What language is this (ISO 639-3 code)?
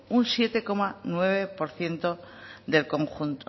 spa